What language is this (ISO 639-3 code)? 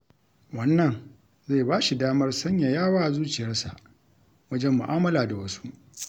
hau